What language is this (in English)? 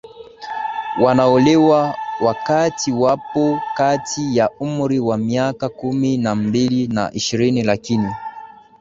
Swahili